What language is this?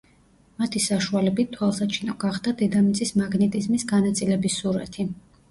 Georgian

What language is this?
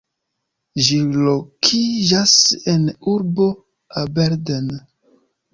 Esperanto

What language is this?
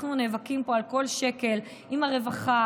Hebrew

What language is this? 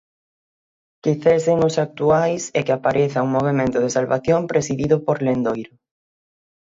Galician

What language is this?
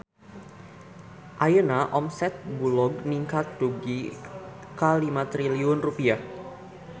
Sundanese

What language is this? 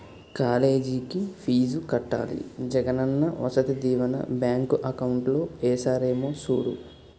Telugu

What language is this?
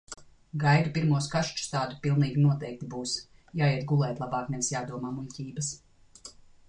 Latvian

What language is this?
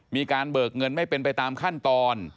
Thai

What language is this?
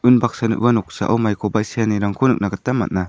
Garo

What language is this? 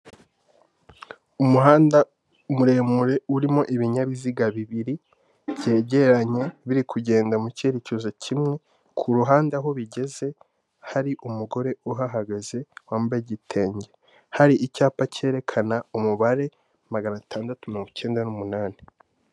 Kinyarwanda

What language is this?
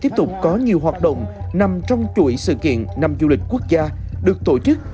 Vietnamese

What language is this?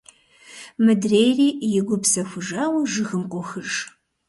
Kabardian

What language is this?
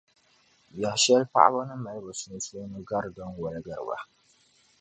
Dagbani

